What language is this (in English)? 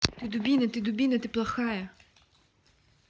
Russian